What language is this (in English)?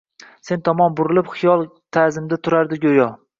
Uzbek